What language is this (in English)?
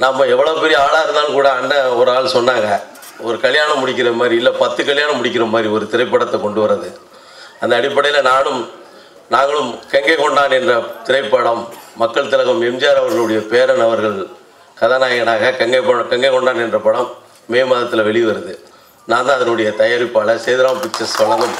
Tamil